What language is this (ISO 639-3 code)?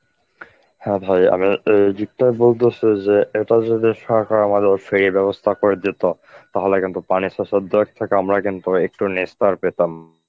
ben